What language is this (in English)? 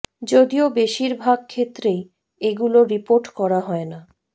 Bangla